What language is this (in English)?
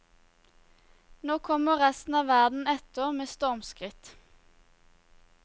Norwegian